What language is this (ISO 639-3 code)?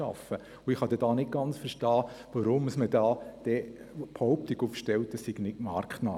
gsw